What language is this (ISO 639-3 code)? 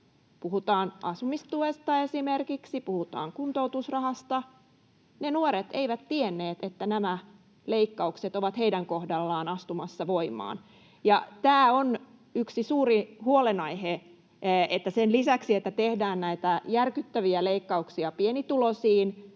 fin